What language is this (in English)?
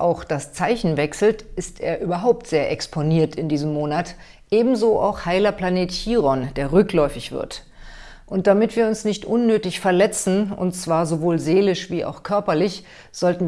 German